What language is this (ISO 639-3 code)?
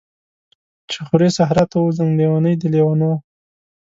pus